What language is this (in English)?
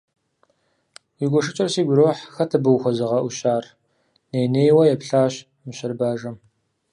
Kabardian